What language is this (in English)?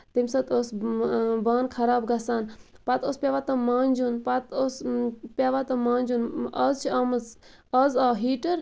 Kashmiri